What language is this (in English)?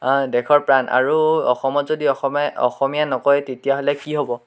Assamese